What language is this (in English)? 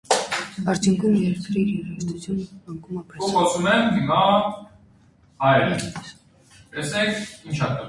Armenian